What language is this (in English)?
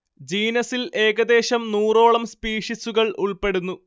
Malayalam